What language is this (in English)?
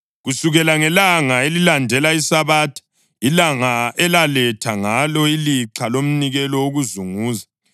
North Ndebele